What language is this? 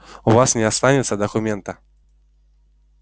Russian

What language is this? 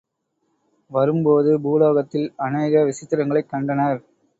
Tamil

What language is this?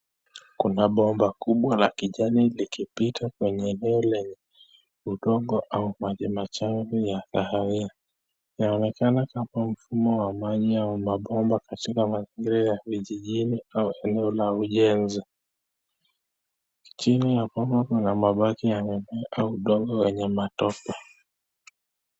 Swahili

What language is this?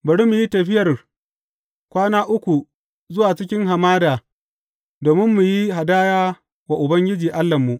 Hausa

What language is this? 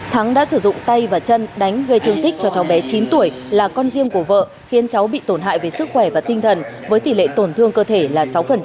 Vietnamese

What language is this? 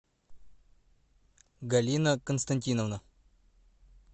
Russian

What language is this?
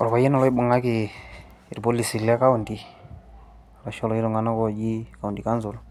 Masai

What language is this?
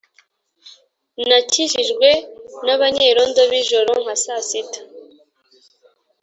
Kinyarwanda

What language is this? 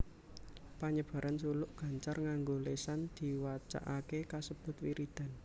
Javanese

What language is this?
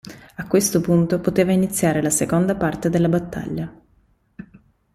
Italian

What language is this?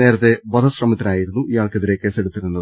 Malayalam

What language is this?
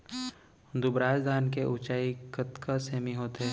Chhattisgarhi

